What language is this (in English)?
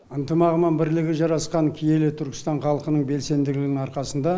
Kazakh